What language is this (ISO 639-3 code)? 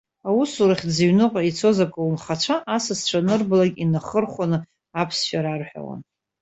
abk